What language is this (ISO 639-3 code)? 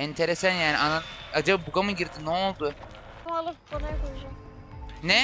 tur